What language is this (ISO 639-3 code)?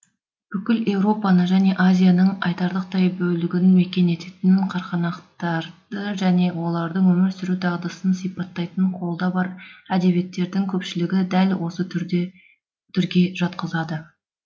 kaz